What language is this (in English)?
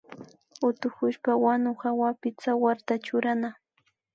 Imbabura Highland Quichua